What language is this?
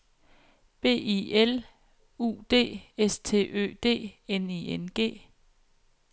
Danish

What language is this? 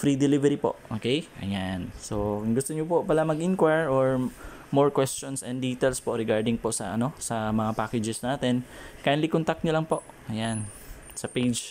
Filipino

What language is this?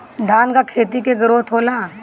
Bhojpuri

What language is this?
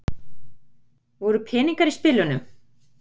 Icelandic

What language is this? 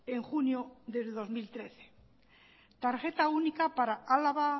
Spanish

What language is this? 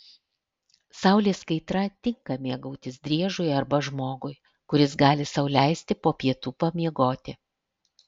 Lithuanian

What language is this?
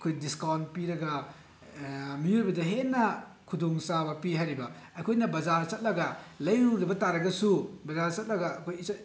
Manipuri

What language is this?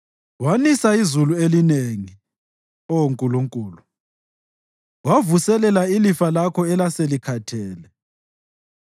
North Ndebele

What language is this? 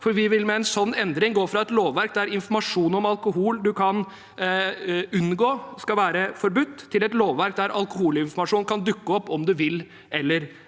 Norwegian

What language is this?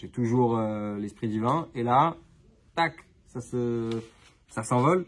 French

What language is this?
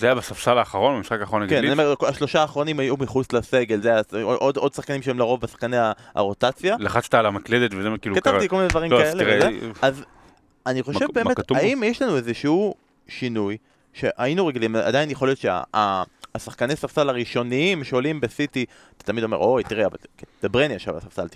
Hebrew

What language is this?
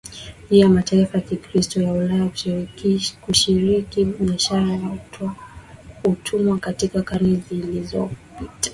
Swahili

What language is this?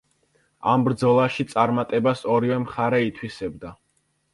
Georgian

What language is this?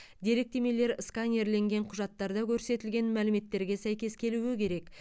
Kazakh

